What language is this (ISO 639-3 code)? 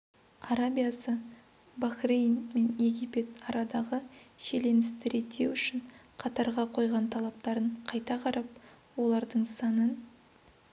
kaz